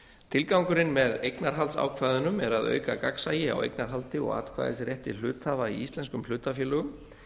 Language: Icelandic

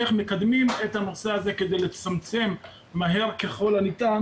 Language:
Hebrew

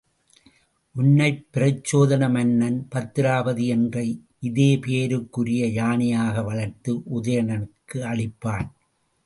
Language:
Tamil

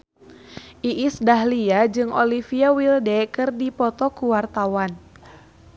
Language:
Sundanese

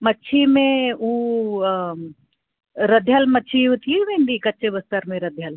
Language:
Sindhi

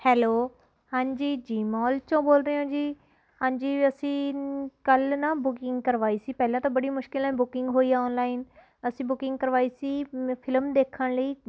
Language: Punjabi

